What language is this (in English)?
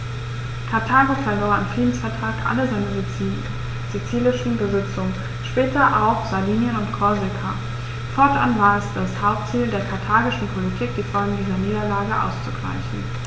German